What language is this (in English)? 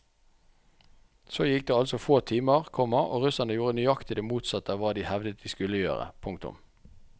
Norwegian